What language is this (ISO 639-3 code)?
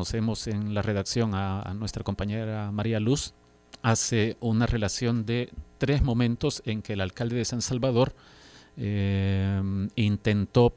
spa